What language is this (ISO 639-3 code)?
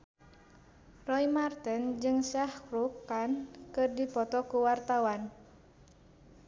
sun